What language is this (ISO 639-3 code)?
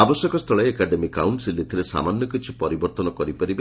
ori